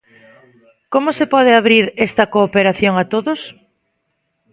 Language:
Galician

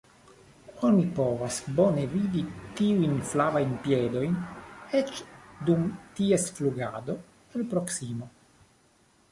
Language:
Esperanto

